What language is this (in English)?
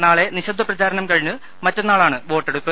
Malayalam